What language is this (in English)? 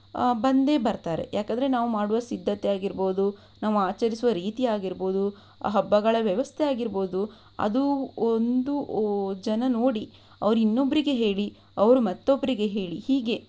Kannada